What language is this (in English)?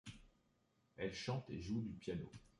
French